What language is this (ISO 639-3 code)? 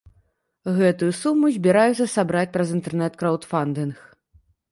bel